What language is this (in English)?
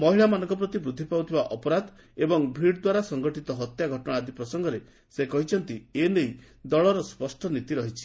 Odia